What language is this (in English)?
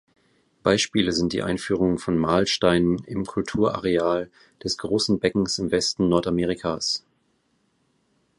German